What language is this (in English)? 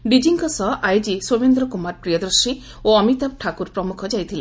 Odia